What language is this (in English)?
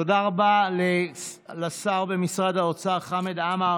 Hebrew